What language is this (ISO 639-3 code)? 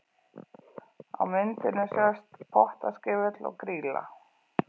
isl